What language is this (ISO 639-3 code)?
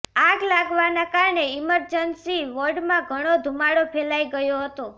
guj